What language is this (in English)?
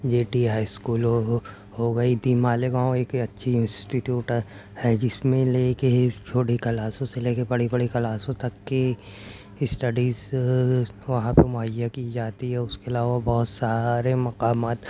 Urdu